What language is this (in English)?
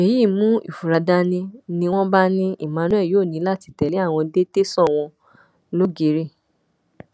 Yoruba